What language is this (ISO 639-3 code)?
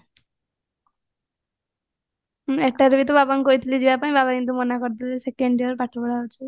ori